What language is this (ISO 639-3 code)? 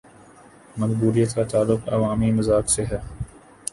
urd